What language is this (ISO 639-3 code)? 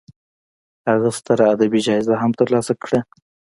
pus